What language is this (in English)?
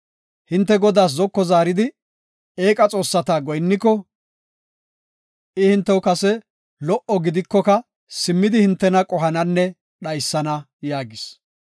Gofa